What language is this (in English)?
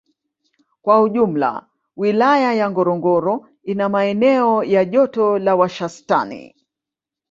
Swahili